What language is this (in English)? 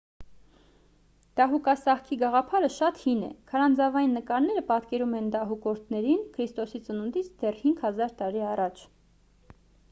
Armenian